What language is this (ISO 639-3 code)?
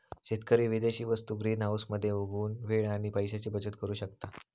mar